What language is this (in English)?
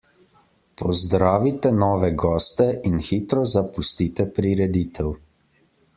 Slovenian